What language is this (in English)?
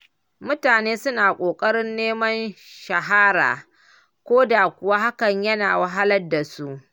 Hausa